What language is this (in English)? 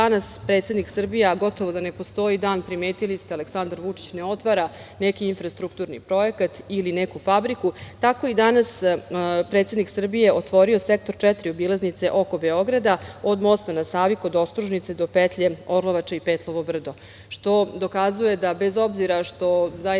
Serbian